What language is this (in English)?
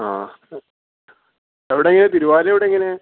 Malayalam